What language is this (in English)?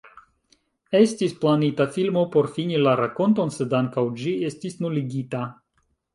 Esperanto